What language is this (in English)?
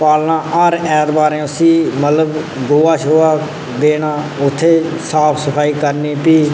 Dogri